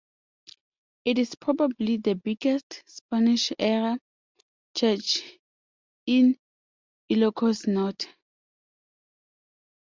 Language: English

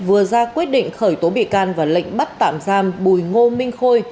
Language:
Vietnamese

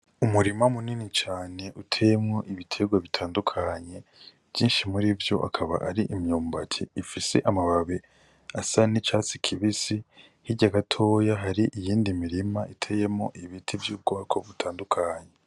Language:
Rundi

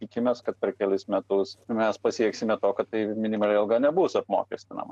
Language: Lithuanian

